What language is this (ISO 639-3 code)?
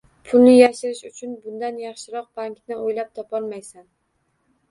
uzb